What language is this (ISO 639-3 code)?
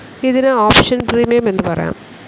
mal